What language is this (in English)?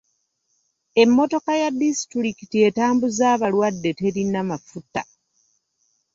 Ganda